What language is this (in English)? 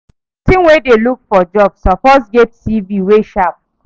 Nigerian Pidgin